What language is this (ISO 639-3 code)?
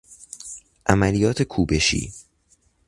fas